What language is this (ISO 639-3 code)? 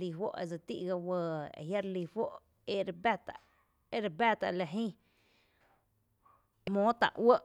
cte